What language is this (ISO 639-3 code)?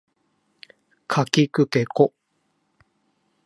jpn